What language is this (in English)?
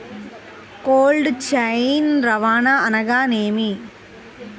Telugu